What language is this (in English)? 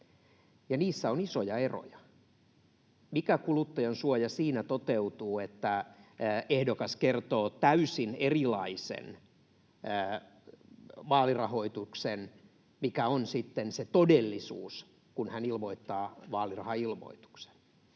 Finnish